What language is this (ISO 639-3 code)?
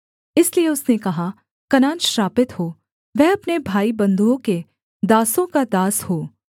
hin